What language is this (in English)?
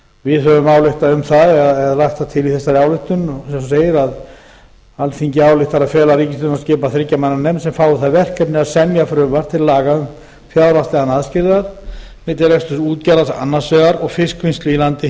Icelandic